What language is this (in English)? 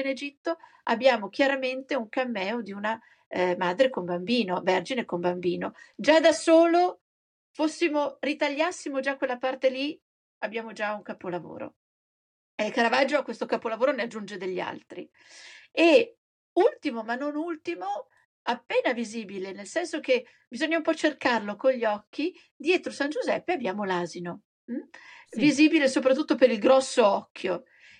Italian